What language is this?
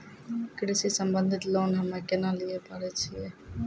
Maithili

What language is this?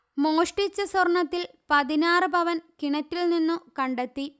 Malayalam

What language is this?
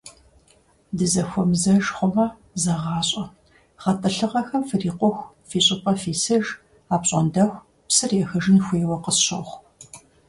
Kabardian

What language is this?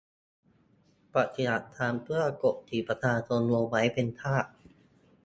Thai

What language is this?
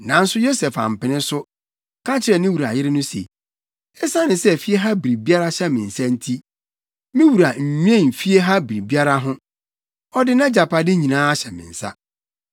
Akan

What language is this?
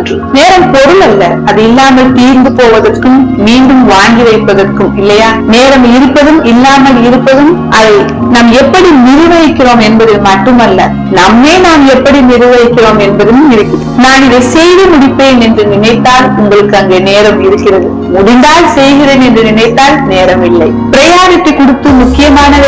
Indonesian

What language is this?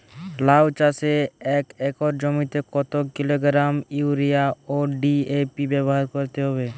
Bangla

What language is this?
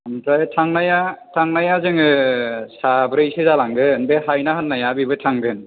Bodo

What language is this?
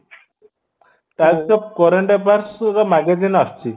Odia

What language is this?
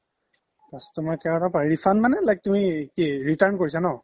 Assamese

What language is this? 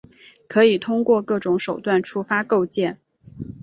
Chinese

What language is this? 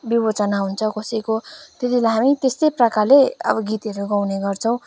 Nepali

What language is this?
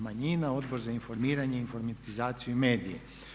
Croatian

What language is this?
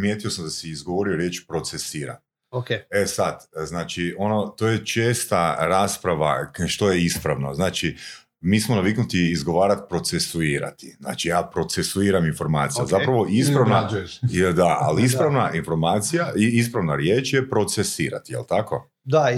Croatian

